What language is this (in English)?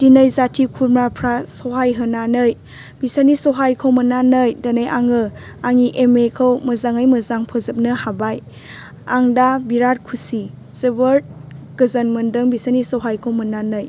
Bodo